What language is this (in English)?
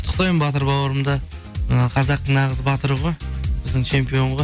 Kazakh